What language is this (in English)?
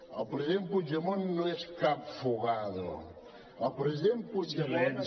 Catalan